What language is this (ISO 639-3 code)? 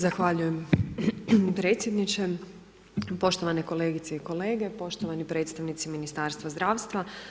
hrv